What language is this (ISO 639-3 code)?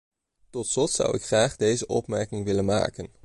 nld